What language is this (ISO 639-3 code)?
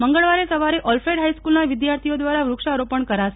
guj